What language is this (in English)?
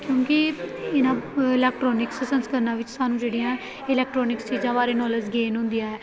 Punjabi